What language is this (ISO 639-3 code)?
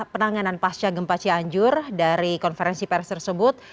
ind